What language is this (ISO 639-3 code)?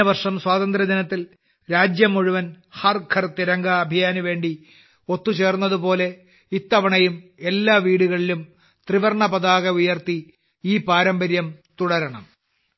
mal